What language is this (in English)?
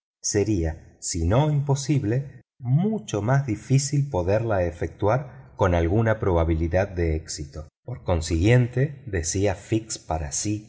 Spanish